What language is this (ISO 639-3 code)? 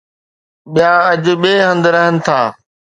snd